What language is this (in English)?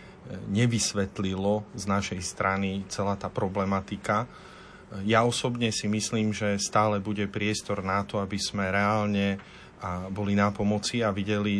Slovak